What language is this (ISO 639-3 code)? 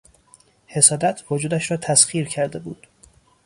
fas